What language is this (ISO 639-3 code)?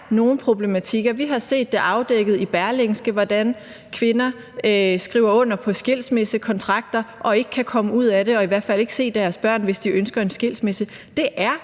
dan